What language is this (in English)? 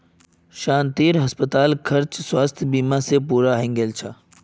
Magahi